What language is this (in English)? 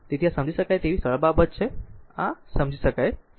Gujarati